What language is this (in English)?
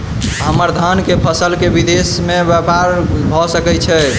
Maithili